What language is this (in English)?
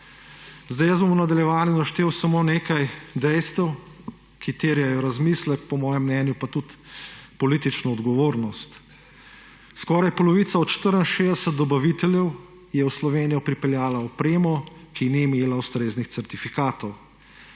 Slovenian